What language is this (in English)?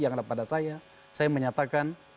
Indonesian